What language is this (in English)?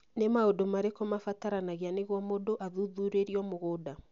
Kikuyu